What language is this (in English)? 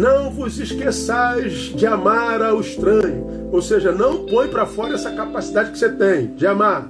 Portuguese